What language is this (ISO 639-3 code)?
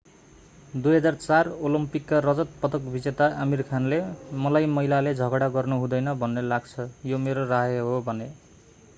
nep